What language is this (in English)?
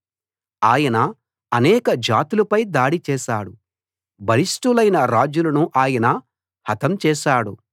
Telugu